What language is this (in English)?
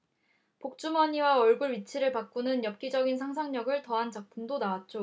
Korean